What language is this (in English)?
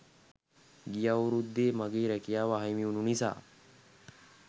Sinhala